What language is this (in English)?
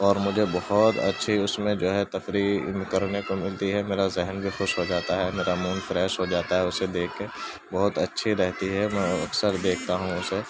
Urdu